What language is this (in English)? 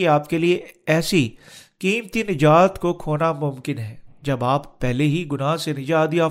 Urdu